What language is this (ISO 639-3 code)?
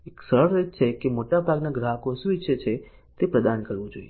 guj